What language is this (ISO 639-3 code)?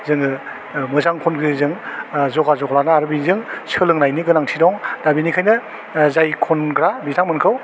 brx